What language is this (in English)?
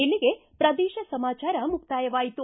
Kannada